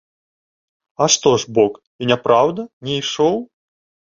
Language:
Belarusian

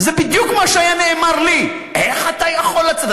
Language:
Hebrew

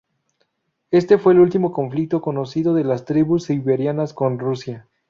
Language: Spanish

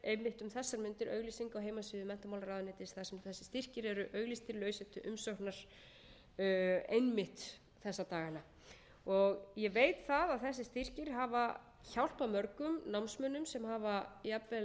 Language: Icelandic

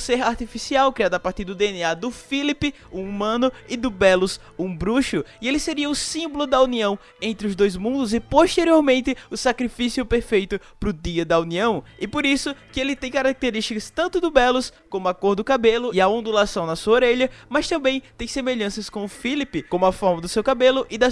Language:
Portuguese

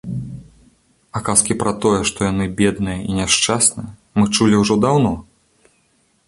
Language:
Belarusian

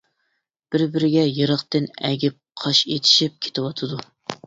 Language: Uyghur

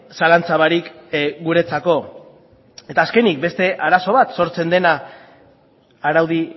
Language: Basque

